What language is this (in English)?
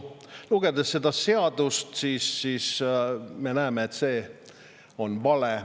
Estonian